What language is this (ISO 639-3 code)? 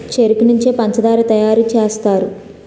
tel